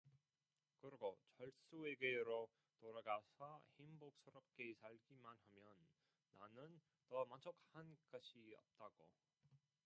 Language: Korean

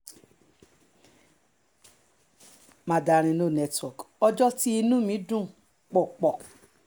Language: Yoruba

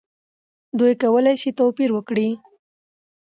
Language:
Pashto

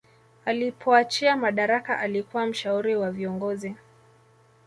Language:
Swahili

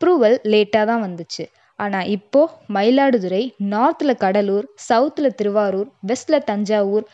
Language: Tamil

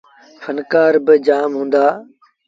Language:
Sindhi Bhil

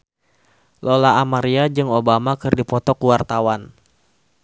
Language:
Sundanese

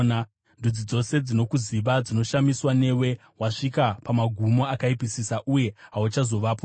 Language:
Shona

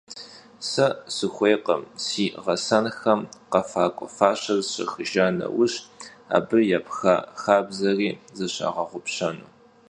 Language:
Kabardian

